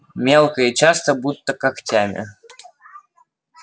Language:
Russian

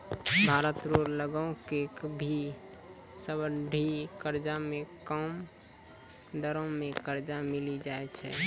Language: Maithili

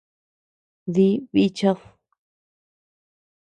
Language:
Tepeuxila Cuicatec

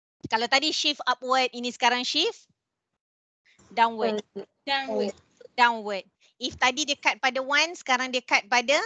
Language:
Malay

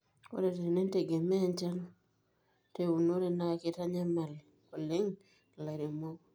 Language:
Masai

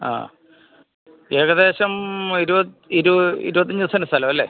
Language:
Malayalam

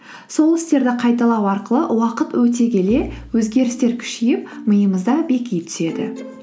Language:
Kazakh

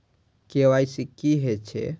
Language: Maithili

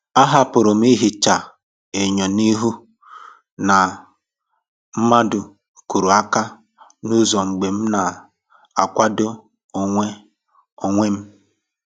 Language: Igbo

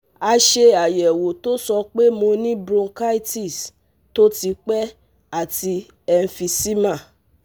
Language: Yoruba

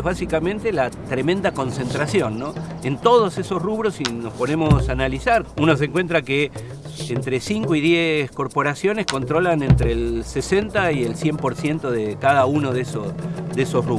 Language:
Spanish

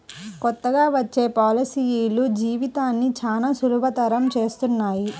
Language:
Telugu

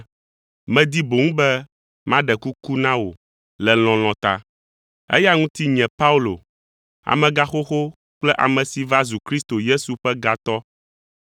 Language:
Ewe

